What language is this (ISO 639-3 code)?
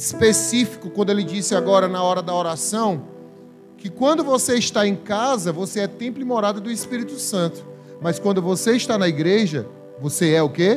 por